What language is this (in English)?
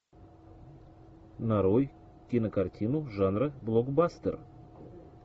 Russian